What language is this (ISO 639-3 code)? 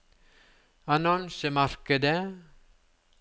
nor